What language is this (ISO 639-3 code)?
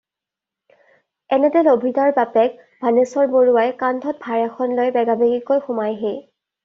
asm